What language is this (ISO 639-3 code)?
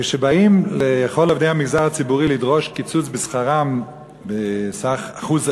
heb